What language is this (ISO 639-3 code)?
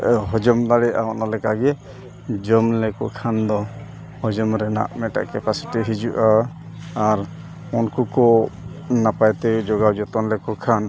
sat